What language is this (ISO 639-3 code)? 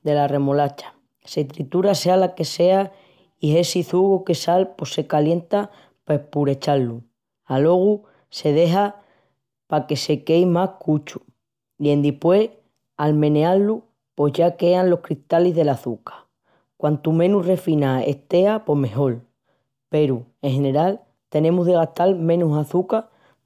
ext